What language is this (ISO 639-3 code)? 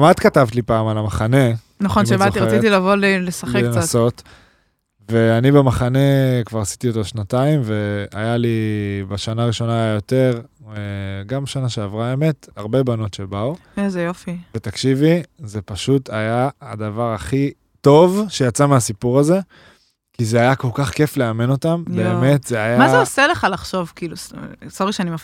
heb